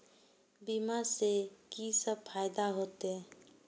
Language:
Maithili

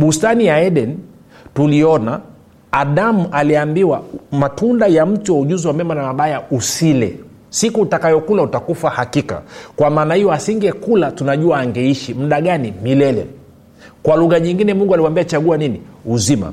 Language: Swahili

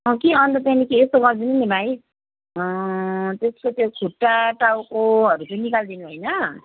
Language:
Nepali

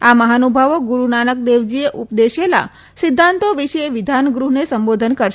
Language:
Gujarati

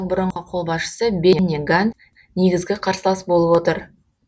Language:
Kazakh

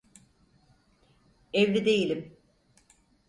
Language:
Turkish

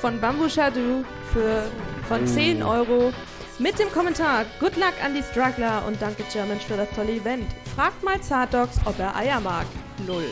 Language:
German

